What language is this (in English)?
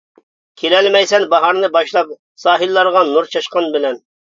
Uyghur